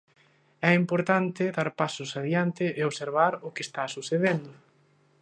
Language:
Galician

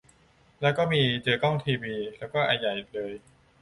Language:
Thai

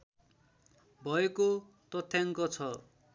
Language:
Nepali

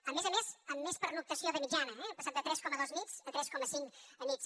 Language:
Catalan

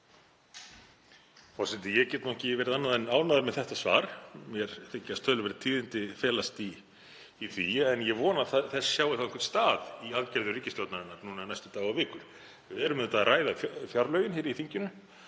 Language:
Icelandic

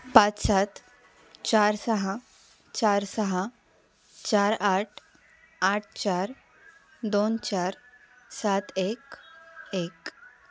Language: Marathi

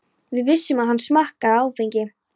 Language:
Icelandic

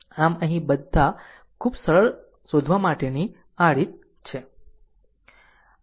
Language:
Gujarati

